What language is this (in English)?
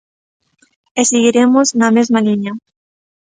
Galician